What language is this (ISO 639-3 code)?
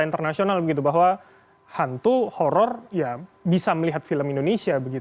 ind